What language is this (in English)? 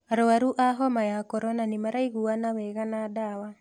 Kikuyu